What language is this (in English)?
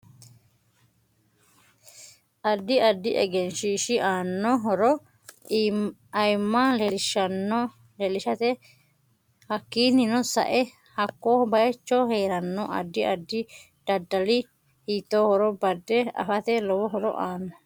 Sidamo